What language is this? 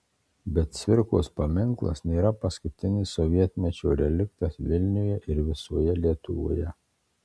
Lithuanian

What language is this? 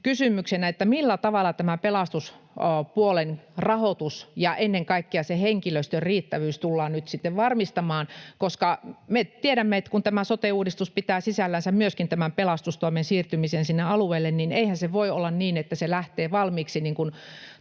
Finnish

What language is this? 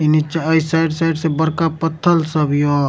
Maithili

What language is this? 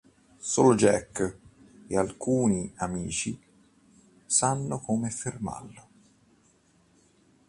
Italian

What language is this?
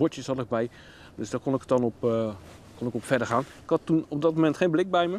Dutch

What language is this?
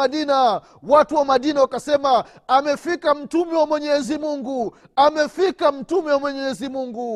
Swahili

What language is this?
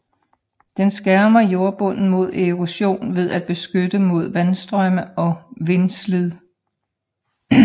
Danish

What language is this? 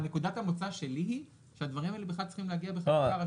Hebrew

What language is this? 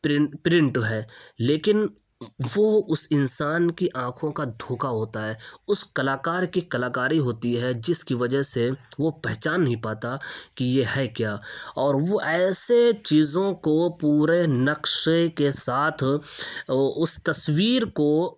Urdu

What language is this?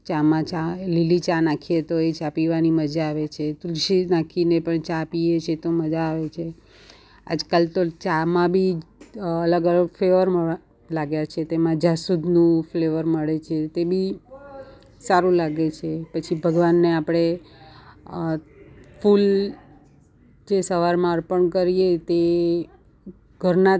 Gujarati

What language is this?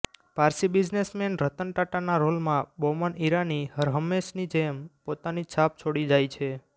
Gujarati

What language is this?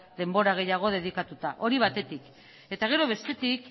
Basque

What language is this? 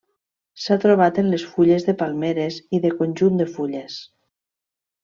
Catalan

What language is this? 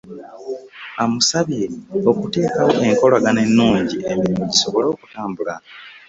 Ganda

